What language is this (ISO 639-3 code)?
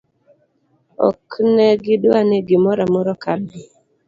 luo